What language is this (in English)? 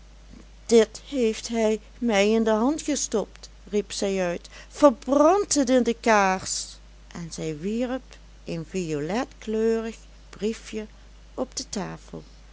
Dutch